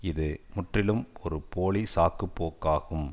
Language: Tamil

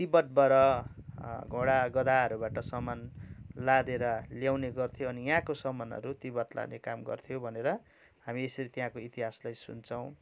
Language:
Nepali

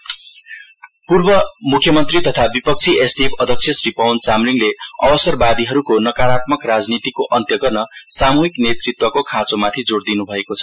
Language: Nepali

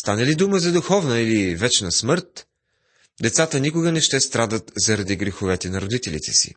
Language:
Bulgarian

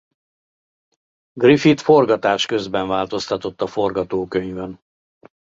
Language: Hungarian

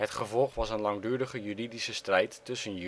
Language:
Dutch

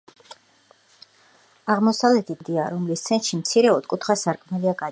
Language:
Georgian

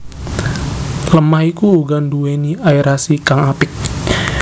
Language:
Javanese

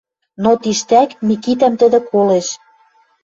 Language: Western Mari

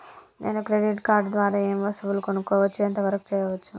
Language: Telugu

